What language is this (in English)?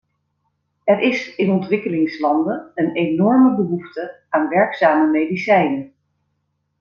Dutch